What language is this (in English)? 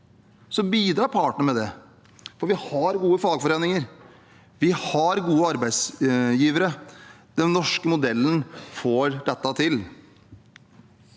Norwegian